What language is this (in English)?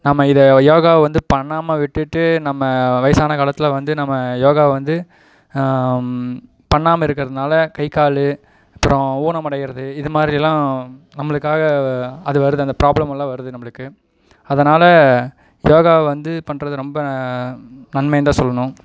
Tamil